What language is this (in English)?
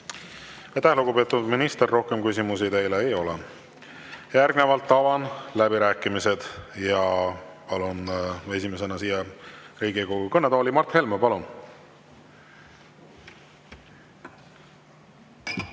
Estonian